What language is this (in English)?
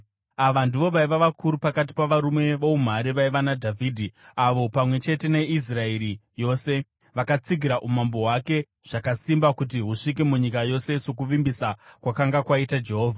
Shona